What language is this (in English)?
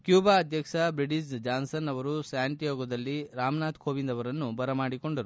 Kannada